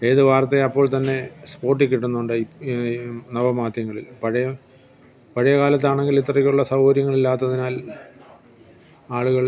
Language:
Malayalam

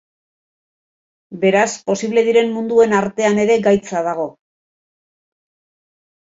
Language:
Basque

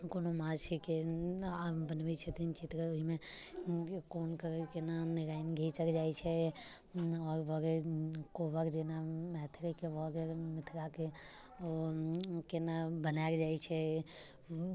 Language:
Maithili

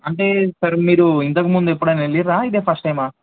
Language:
Telugu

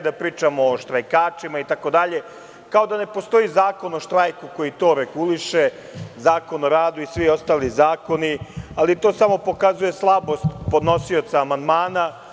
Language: Serbian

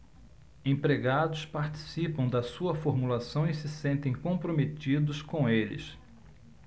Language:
Portuguese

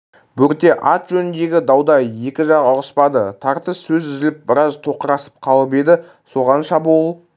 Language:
Kazakh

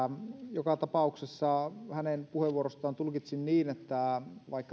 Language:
Finnish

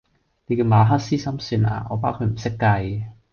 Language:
Cantonese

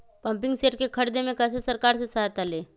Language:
Magahi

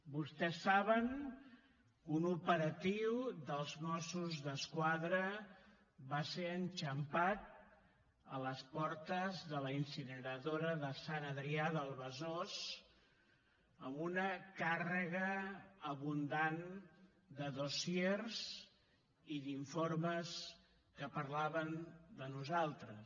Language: Catalan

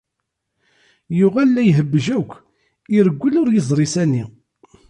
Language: Kabyle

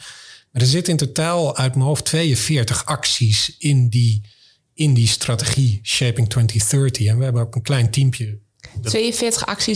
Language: Dutch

